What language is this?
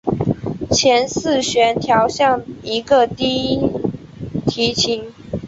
Chinese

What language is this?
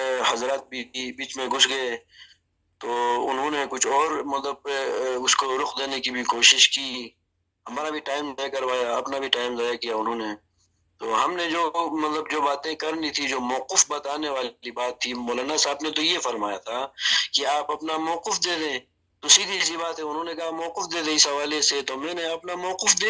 Urdu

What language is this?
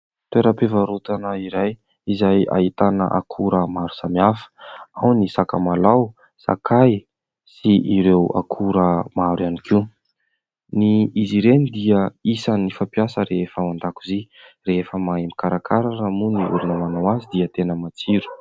Malagasy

